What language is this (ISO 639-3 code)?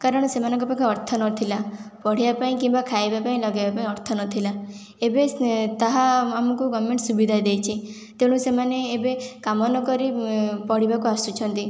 ori